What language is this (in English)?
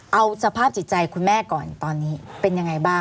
Thai